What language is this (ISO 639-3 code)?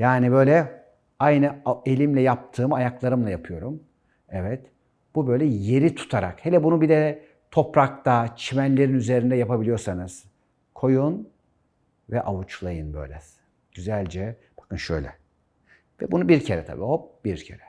tur